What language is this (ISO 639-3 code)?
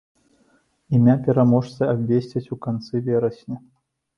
bel